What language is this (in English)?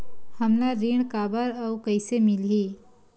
Chhattisgarhi